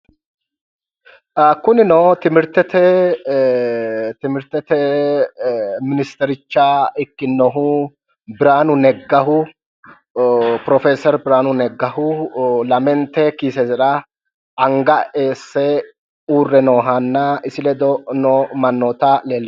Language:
Sidamo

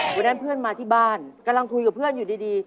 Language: Thai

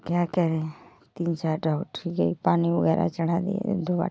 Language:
Hindi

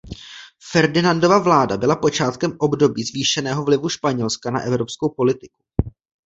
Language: Czech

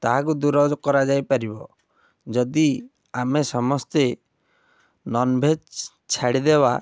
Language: Odia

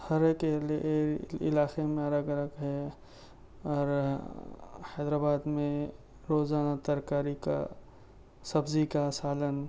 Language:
Urdu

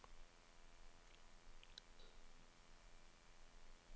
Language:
Danish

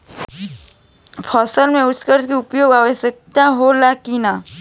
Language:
Bhojpuri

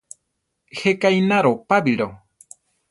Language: Central Tarahumara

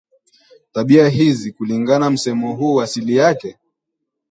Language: Swahili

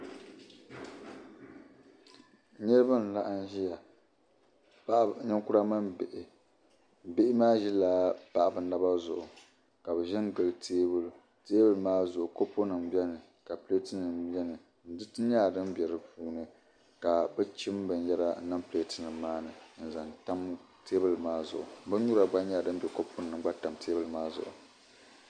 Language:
Dagbani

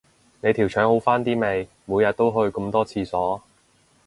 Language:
Cantonese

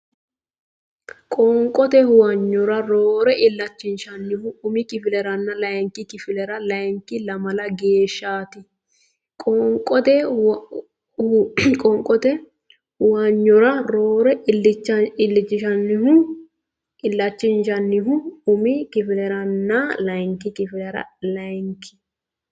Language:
Sidamo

